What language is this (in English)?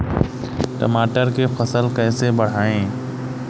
Bhojpuri